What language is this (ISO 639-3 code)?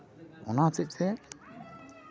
sat